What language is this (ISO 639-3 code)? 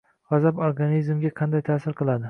uzb